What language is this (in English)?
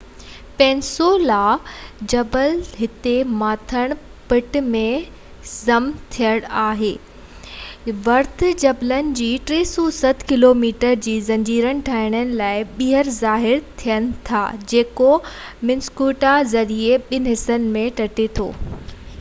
Sindhi